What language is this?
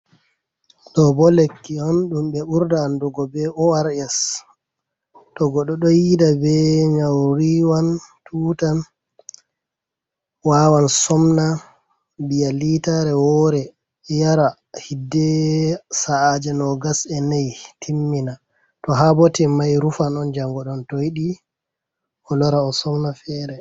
Fula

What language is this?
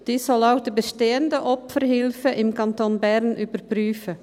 Swiss German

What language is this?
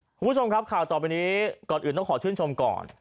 Thai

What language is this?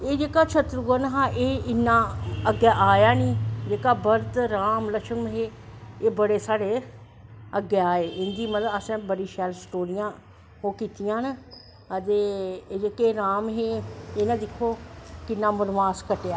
Dogri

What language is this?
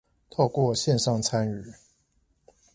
Chinese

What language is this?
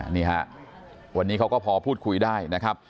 Thai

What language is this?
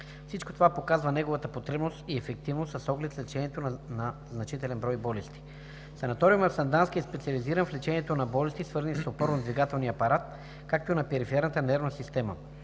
Bulgarian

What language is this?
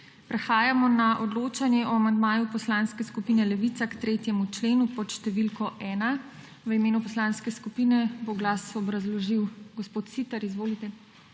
Slovenian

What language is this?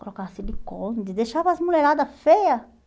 Portuguese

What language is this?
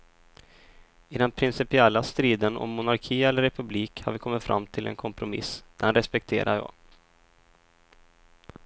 Swedish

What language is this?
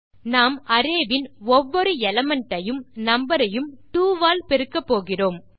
Tamil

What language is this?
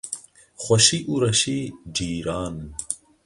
Kurdish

